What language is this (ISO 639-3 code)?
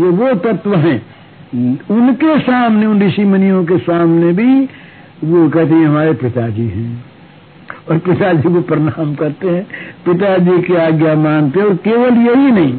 hin